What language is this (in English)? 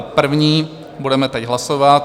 Czech